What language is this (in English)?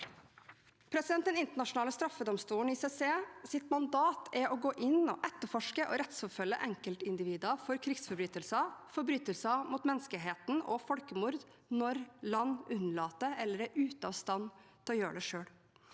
Norwegian